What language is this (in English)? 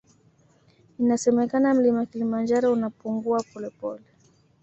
Swahili